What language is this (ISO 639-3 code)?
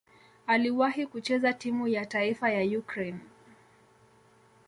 swa